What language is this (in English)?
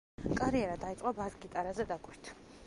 Georgian